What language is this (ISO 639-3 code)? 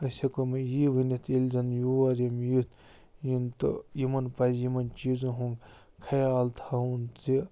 kas